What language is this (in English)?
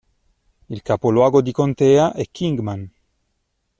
Italian